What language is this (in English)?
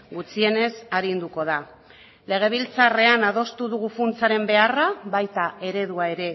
Basque